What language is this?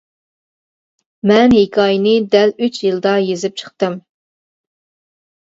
Uyghur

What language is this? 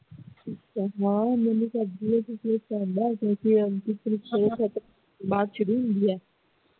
Punjabi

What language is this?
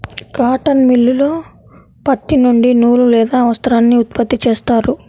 Telugu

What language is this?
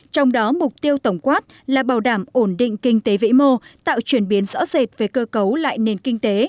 Vietnamese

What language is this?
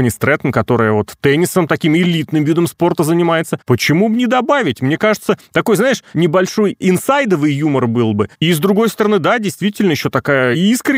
Russian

